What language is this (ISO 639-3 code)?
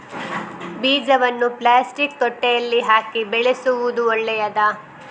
kan